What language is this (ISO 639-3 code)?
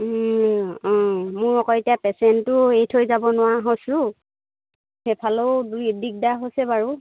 asm